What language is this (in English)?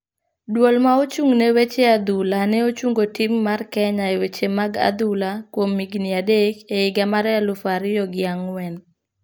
Luo (Kenya and Tanzania)